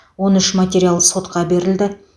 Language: Kazakh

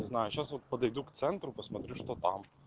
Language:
Russian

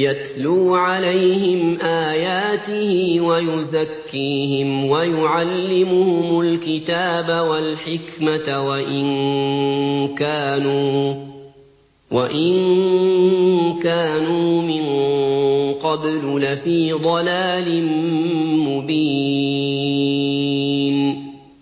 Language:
Arabic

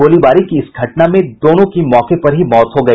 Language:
Hindi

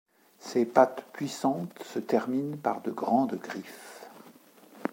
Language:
French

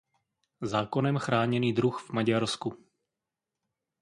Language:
Czech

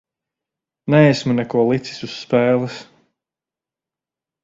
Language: Latvian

